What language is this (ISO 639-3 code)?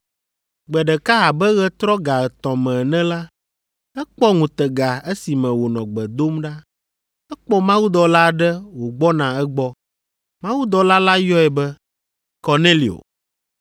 ewe